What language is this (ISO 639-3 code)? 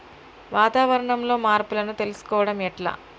tel